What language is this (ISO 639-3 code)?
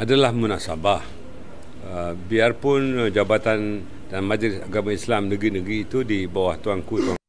msa